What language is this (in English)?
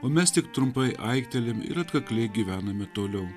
Lithuanian